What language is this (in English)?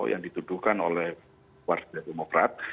Indonesian